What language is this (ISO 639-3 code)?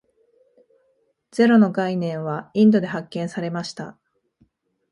jpn